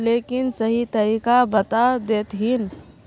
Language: Magahi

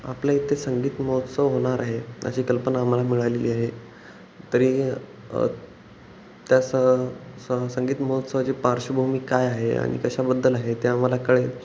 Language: Marathi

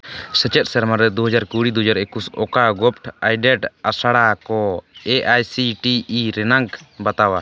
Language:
Santali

